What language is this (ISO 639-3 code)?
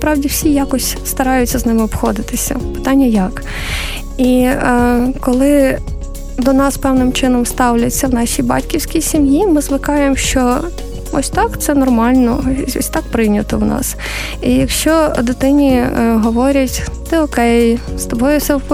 ukr